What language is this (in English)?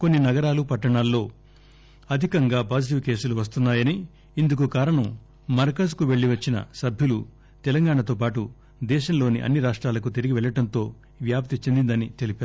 Telugu